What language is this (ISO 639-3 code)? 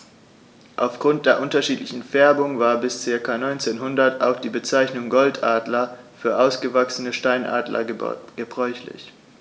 deu